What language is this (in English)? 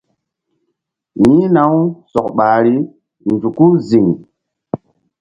Mbum